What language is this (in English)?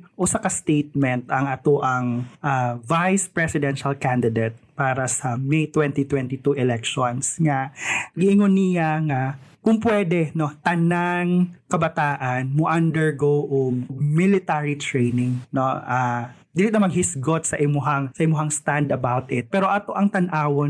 Filipino